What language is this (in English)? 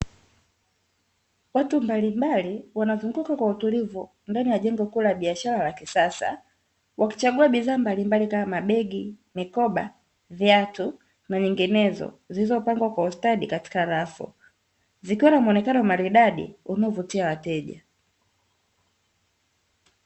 Swahili